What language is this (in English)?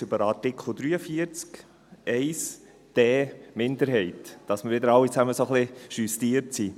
Swiss German